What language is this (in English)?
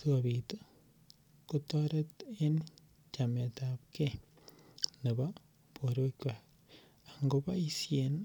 Kalenjin